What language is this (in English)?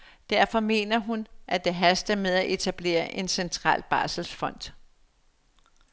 Danish